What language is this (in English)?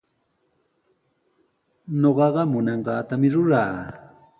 Sihuas Ancash Quechua